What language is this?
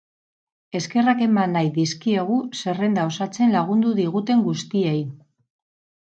Basque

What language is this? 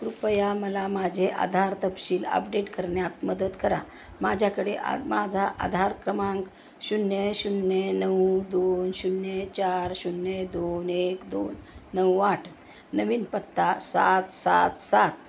Marathi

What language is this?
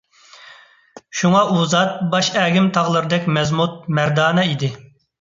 Uyghur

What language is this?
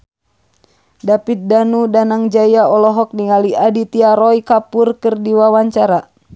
Sundanese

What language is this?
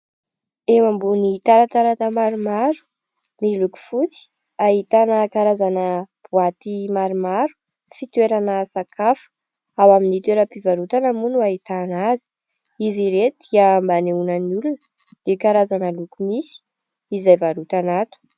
Malagasy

